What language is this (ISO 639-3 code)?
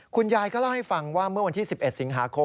tha